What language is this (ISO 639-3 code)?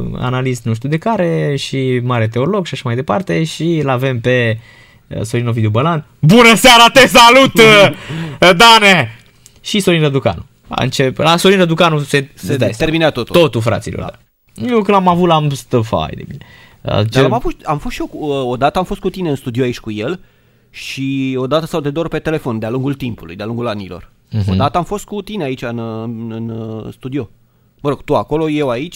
ron